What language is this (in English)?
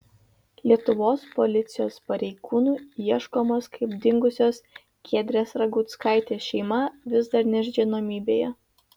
Lithuanian